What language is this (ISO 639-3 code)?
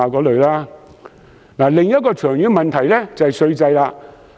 yue